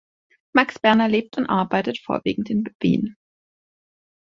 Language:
German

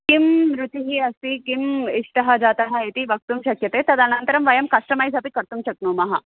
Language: Sanskrit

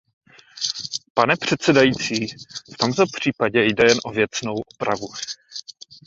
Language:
Czech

